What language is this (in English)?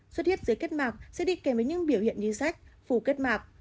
Vietnamese